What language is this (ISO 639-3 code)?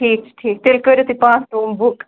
kas